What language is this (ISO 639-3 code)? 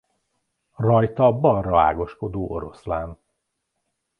hun